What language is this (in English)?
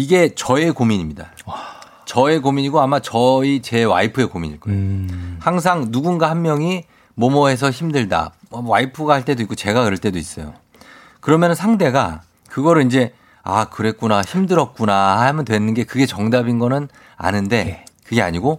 Korean